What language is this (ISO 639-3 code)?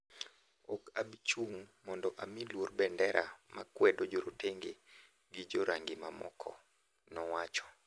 luo